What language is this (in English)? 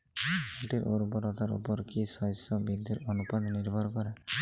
Bangla